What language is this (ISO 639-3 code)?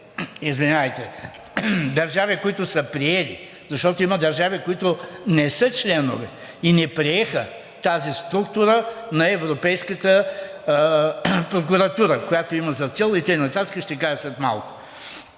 bul